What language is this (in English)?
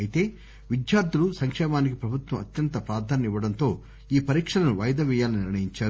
Telugu